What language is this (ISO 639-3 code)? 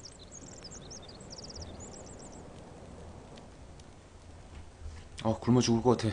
kor